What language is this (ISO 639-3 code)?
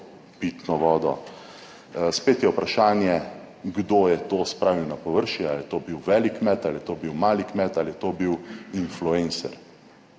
slv